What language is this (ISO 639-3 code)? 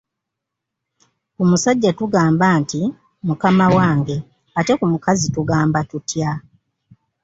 lug